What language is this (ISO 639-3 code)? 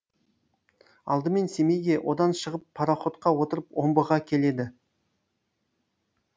kaz